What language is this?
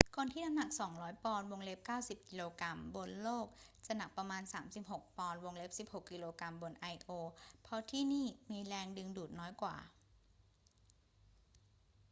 Thai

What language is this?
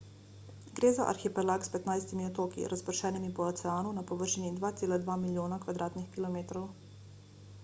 Slovenian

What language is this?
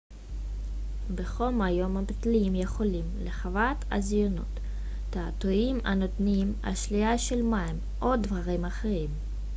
Hebrew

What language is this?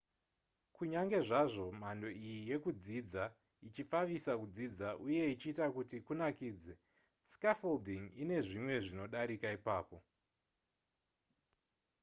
Shona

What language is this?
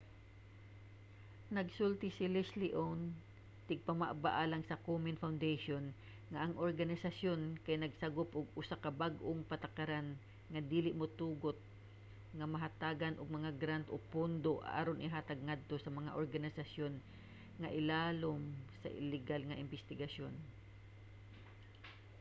Cebuano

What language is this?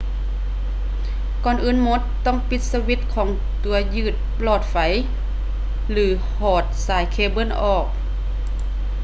Lao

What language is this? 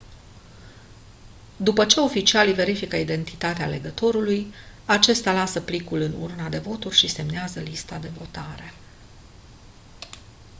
Romanian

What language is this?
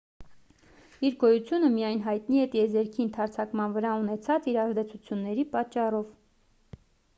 Armenian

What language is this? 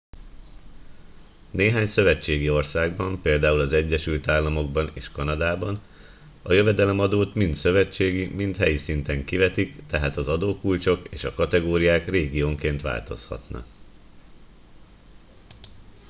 Hungarian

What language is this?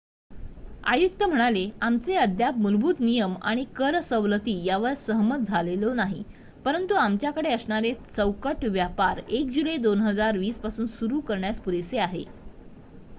Marathi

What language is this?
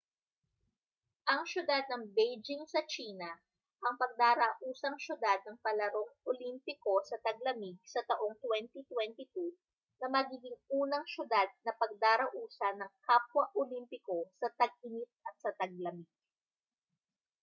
Filipino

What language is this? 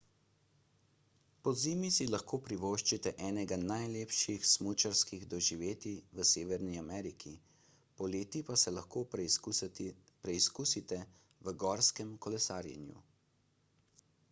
Slovenian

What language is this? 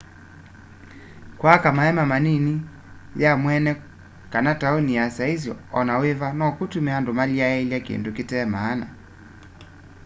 Kamba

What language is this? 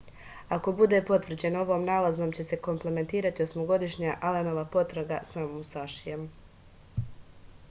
Serbian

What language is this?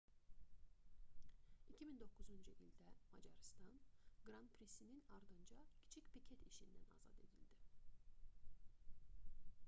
Azerbaijani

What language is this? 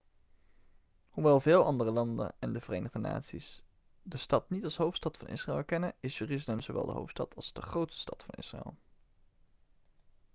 Dutch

